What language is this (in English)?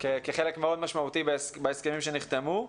Hebrew